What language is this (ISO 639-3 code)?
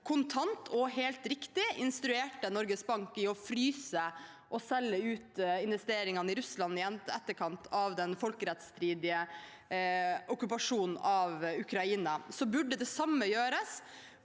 nor